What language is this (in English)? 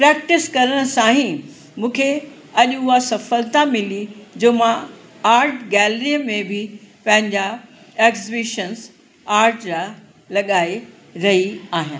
Sindhi